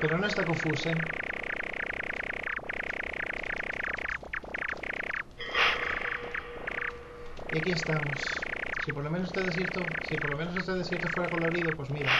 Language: Spanish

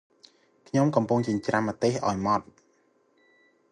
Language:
Khmer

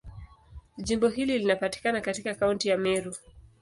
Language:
Swahili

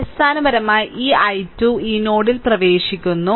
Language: Malayalam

